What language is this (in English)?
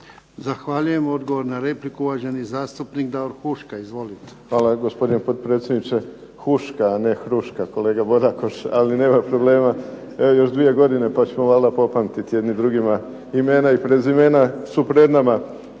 Croatian